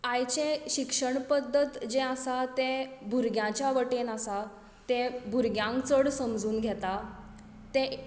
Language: Konkani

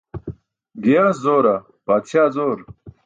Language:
Burushaski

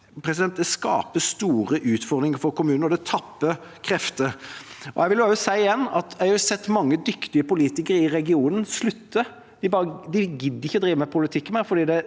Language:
Norwegian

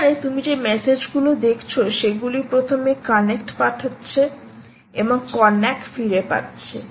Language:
Bangla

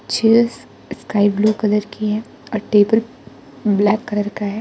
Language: Hindi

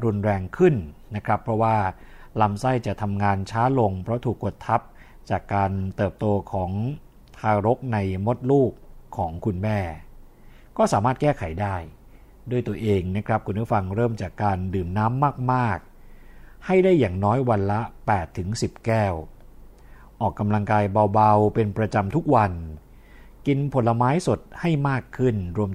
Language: Thai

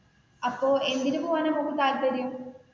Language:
Malayalam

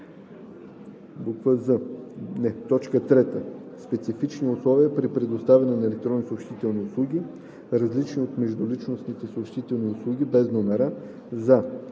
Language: Bulgarian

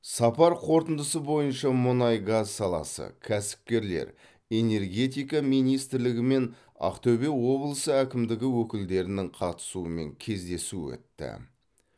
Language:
Kazakh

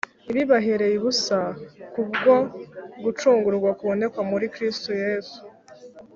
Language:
Kinyarwanda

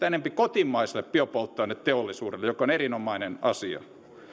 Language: Finnish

